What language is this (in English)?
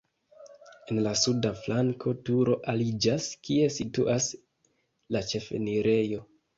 Esperanto